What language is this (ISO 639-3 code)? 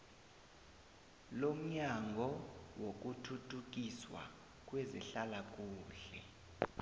nbl